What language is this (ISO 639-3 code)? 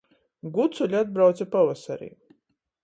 ltg